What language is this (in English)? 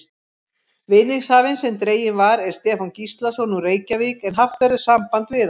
Icelandic